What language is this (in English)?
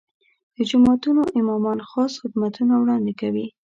Pashto